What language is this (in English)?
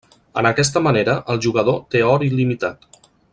Catalan